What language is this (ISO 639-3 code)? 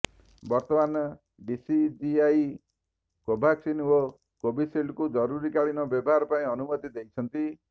ori